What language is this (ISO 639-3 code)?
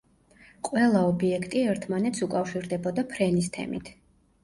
kat